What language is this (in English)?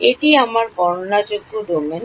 Bangla